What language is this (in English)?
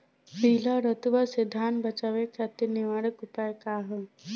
Bhojpuri